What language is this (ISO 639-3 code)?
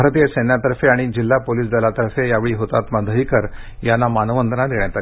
mar